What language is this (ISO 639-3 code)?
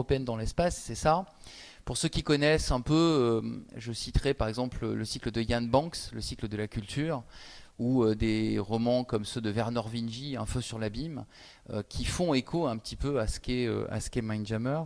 fra